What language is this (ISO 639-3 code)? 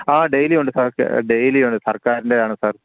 mal